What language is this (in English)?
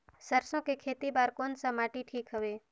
Chhattisgarhi